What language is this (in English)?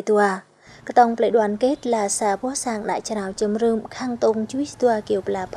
Vietnamese